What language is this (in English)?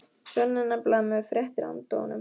Icelandic